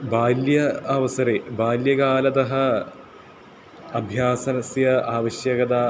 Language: Sanskrit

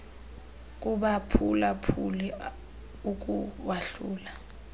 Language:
Xhosa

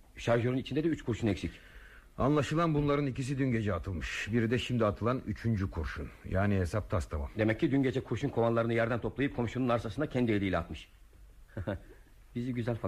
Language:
Turkish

